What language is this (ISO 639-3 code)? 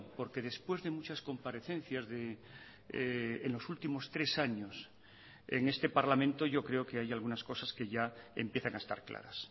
spa